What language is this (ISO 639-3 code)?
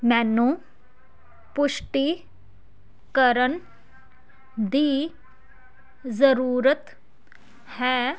pan